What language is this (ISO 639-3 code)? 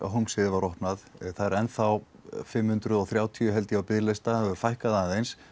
isl